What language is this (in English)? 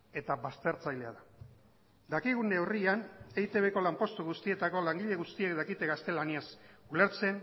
Basque